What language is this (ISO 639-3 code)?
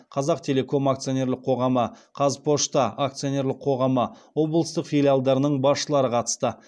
kaz